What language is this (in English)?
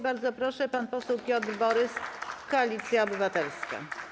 Polish